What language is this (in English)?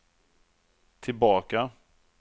Swedish